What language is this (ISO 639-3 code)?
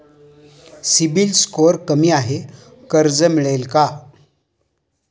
mar